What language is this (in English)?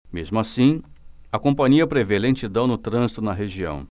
Portuguese